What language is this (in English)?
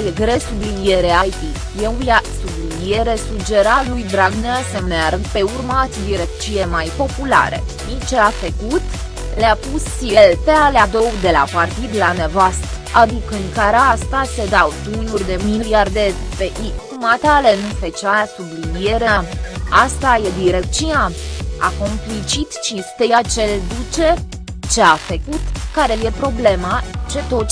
Romanian